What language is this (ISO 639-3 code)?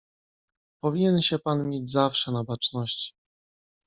pol